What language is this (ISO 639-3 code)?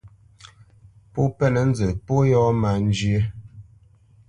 bce